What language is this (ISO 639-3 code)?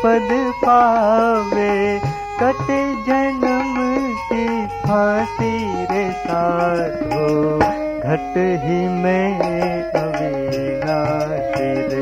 hin